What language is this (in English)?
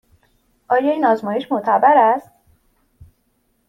Persian